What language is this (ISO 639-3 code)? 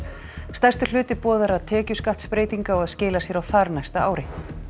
isl